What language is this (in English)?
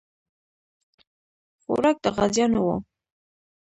Pashto